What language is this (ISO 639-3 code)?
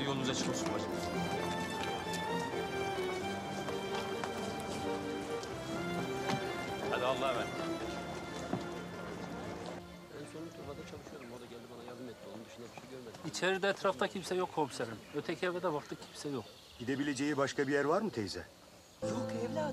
tur